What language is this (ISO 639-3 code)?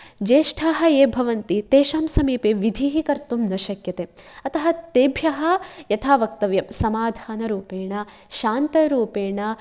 san